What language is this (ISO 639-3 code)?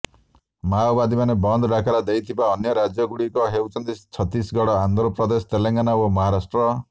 ori